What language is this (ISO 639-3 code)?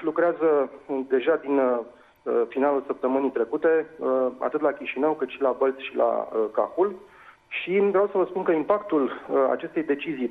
ron